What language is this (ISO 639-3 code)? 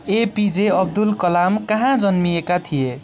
nep